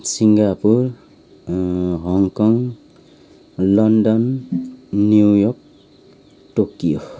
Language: Nepali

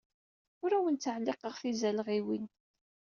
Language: Kabyle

